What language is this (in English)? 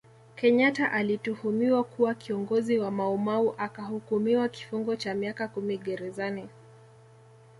Swahili